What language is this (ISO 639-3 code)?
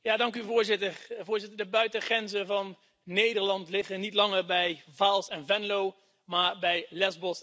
nld